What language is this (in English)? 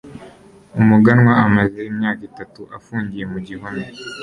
Kinyarwanda